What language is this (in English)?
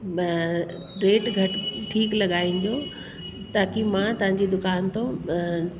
Sindhi